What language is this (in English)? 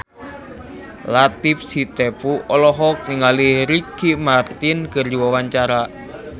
Sundanese